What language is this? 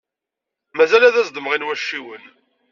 Kabyle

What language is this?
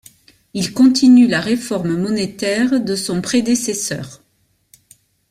French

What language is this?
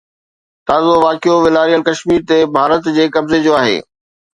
Sindhi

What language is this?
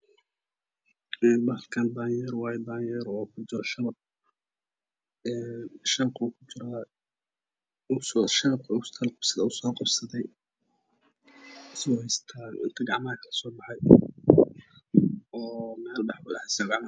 Somali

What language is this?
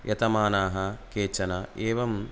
Sanskrit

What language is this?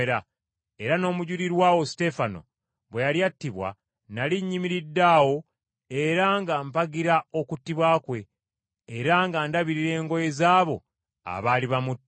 Ganda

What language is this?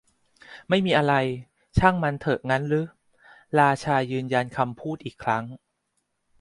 Thai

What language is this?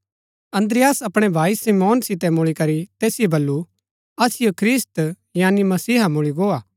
Gaddi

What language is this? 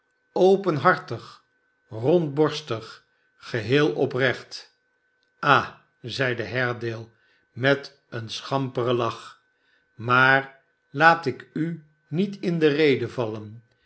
Dutch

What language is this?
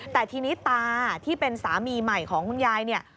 Thai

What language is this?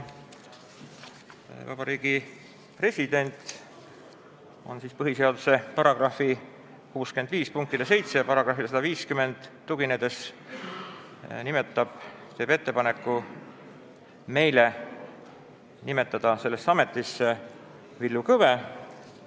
Estonian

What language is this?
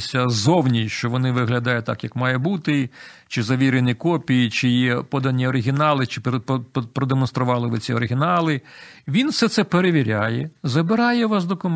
Ukrainian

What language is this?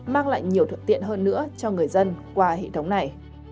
Vietnamese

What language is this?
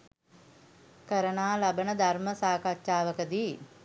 Sinhala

